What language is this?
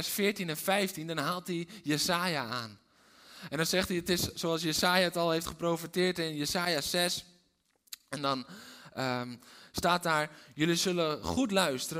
Dutch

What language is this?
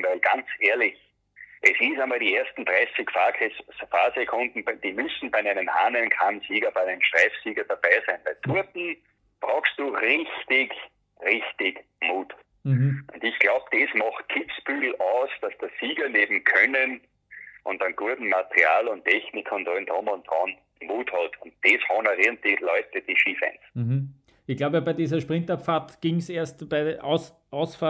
German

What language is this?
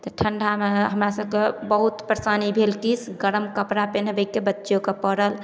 Maithili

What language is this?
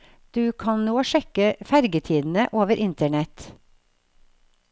Norwegian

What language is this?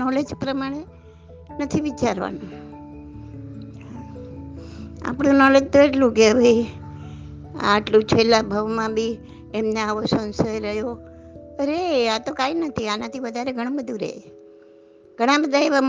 Gujarati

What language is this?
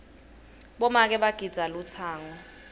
Swati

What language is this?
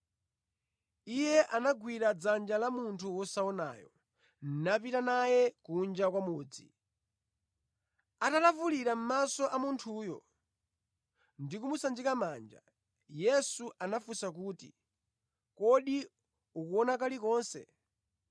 Nyanja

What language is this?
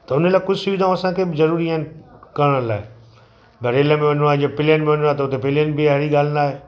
Sindhi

